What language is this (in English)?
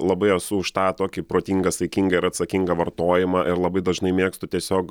Lithuanian